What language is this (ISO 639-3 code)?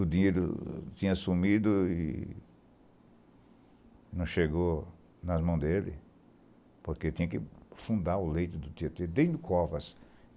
por